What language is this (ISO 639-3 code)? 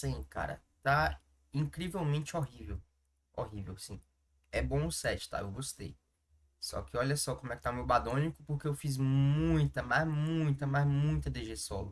por